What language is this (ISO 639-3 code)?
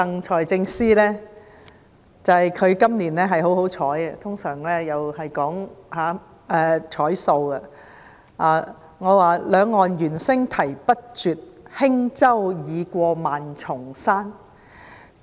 yue